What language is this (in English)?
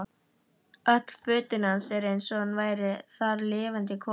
Icelandic